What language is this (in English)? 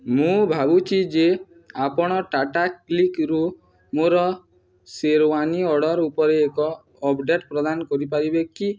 Odia